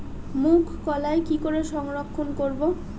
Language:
Bangla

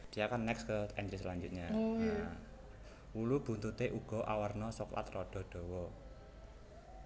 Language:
Javanese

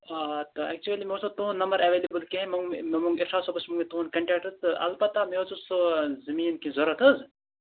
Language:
Kashmiri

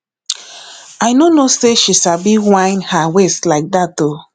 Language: Nigerian Pidgin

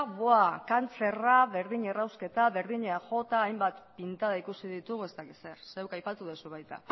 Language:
Basque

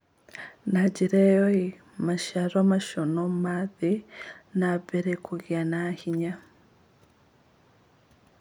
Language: Kikuyu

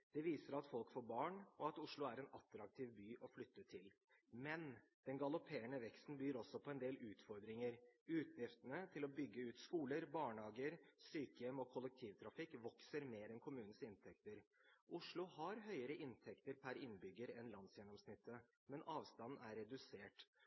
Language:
Norwegian Bokmål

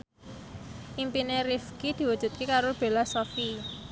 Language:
Javanese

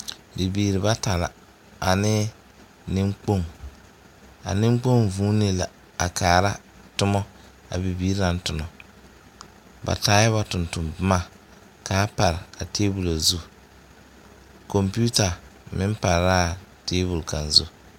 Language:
Southern Dagaare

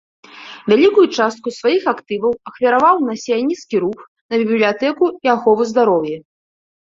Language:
Belarusian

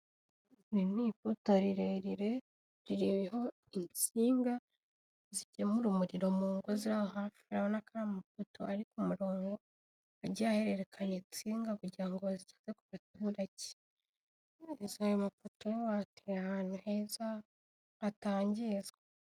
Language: Kinyarwanda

